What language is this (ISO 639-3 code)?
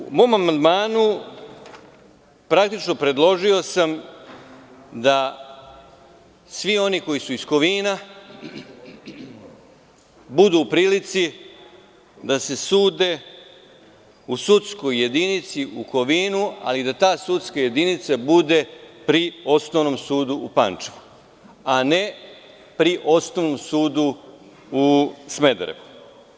srp